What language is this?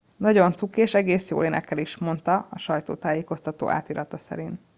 Hungarian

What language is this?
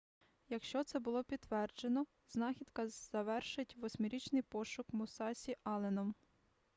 Ukrainian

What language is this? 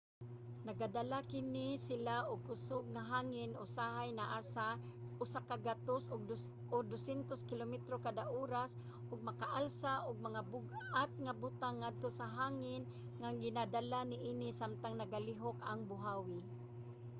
Cebuano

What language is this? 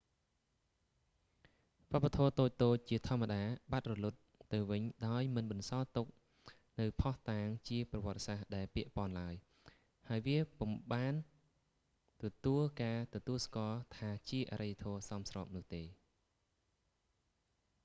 Khmer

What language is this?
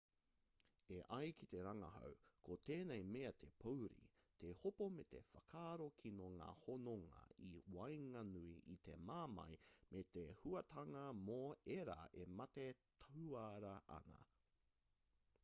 Māori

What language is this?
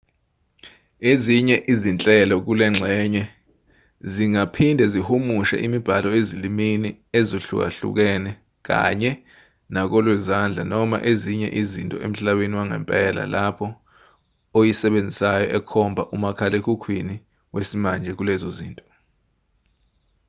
Zulu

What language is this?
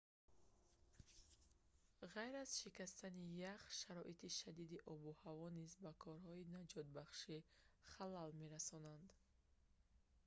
Tajik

